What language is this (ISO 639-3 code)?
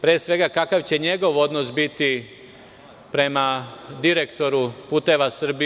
srp